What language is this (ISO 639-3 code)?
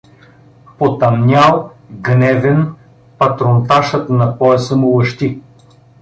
bul